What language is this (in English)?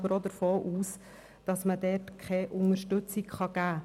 Swiss German